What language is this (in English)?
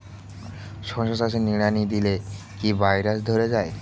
Bangla